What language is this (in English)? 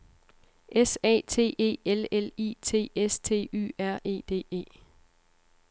Danish